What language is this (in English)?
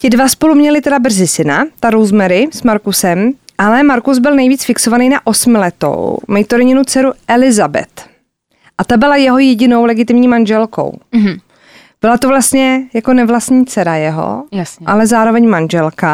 Czech